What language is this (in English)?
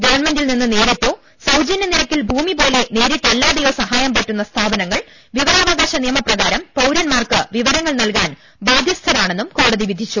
Malayalam